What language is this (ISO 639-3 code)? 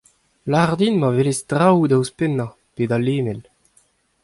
bre